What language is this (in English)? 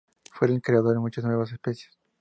Spanish